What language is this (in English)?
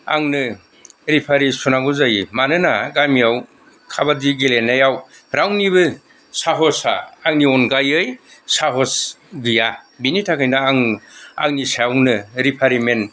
Bodo